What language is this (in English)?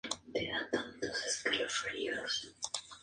Spanish